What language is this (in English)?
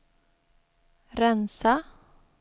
Swedish